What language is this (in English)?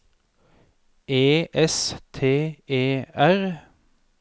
Norwegian